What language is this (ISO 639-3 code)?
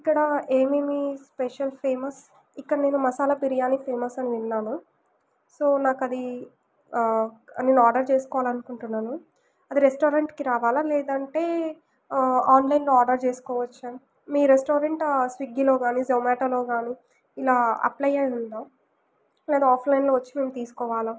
tel